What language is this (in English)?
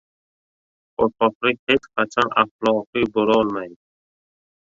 Uzbek